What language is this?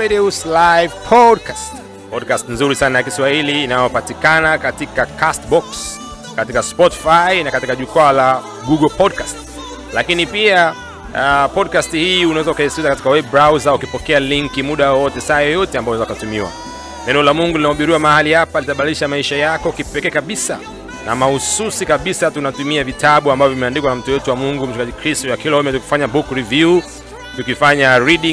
Swahili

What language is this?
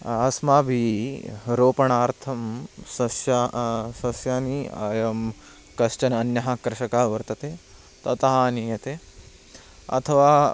Sanskrit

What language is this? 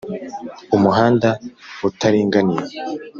Kinyarwanda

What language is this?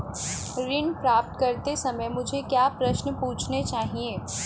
Hindi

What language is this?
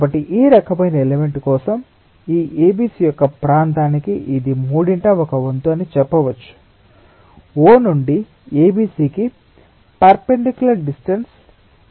Telugu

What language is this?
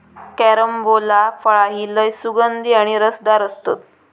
Marathi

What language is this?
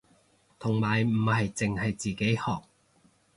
Cantonese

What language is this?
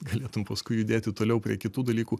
Lithuanian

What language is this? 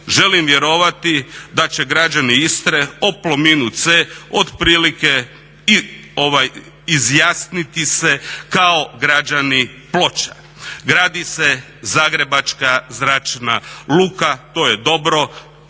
Croatian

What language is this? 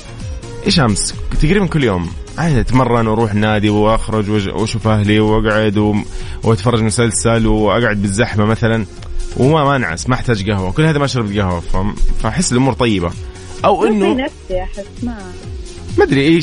Arabic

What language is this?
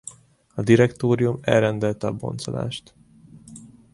Hungarian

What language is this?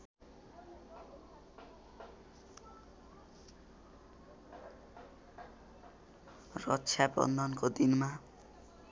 Nepali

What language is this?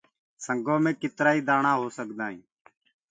Gurgula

